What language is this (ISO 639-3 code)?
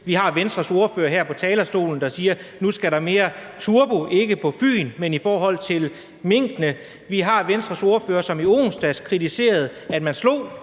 dan